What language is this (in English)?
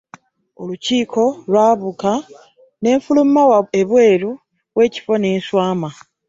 Ganda